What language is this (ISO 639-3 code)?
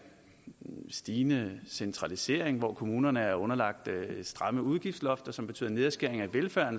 dan